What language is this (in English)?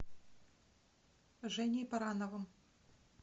Russian